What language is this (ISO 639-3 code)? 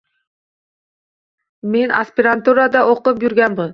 uzb